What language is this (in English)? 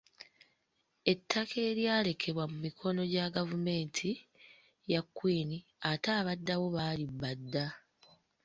Ganda